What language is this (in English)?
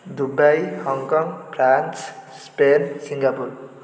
Odia